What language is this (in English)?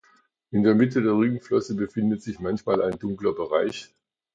German